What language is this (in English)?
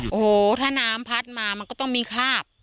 Thai